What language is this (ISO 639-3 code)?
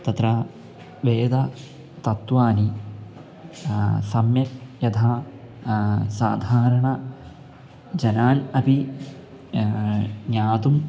san